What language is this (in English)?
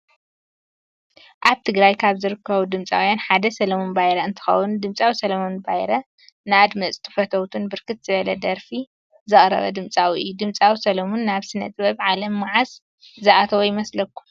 Tigrinya